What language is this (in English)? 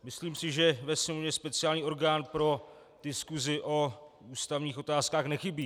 Czech